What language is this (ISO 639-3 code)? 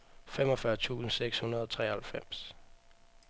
dan